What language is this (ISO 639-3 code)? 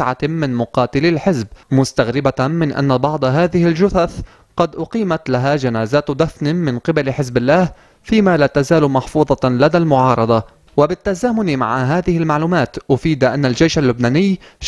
ara